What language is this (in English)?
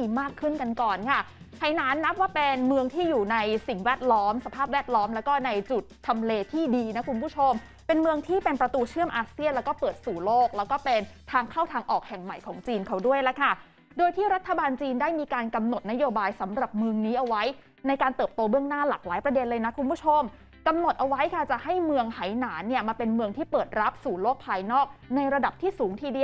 Thai